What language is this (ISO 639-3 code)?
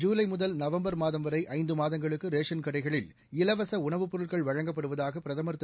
tam